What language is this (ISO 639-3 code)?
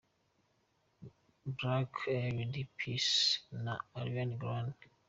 kin